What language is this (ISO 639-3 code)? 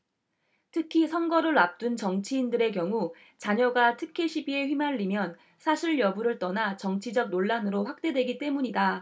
kor